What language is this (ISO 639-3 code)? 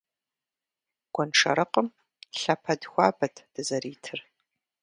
kbd